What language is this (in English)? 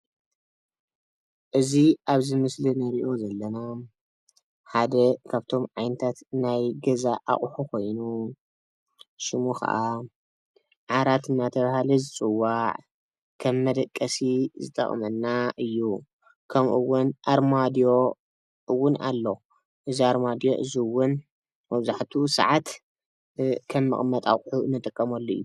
Tigrinya